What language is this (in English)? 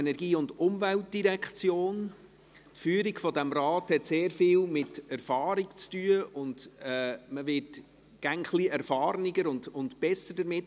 Swiss German